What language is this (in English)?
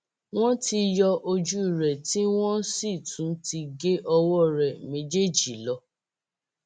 Yoruba